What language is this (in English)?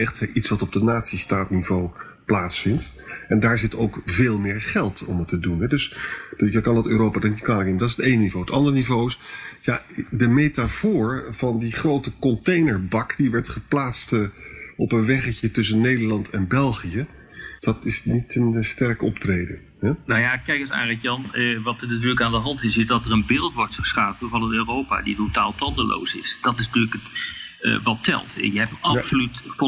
Dutch